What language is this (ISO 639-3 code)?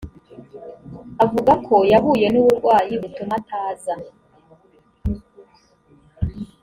kin